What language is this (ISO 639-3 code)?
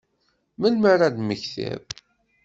kab